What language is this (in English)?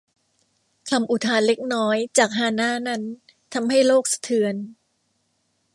Thai